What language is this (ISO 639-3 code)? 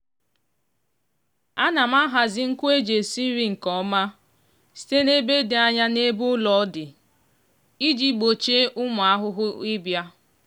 ibo